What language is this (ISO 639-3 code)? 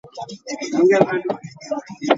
lug